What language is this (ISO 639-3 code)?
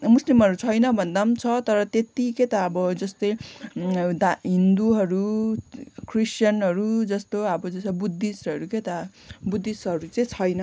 nep